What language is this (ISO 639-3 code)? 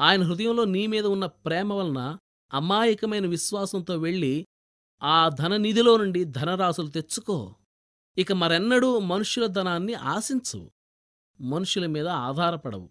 tel